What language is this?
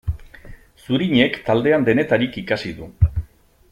Basque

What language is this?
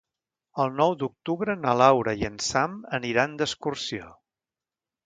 Catalan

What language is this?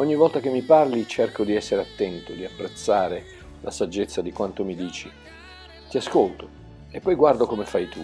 Italian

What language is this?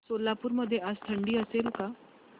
Marathi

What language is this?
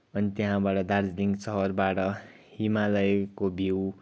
Nepali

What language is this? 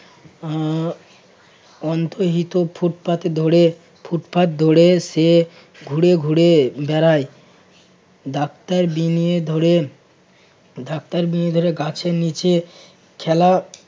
Bangla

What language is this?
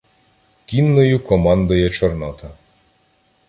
Ukrainian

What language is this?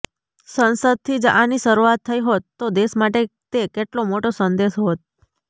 Gujarati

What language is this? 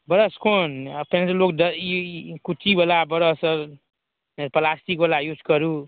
Maithili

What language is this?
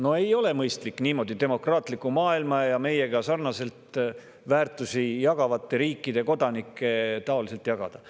Estonian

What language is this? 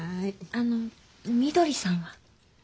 Japanese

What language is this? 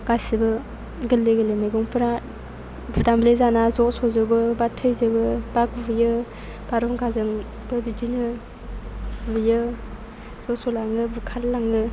Bodo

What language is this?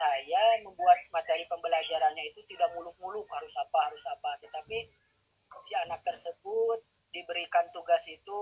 Indonesian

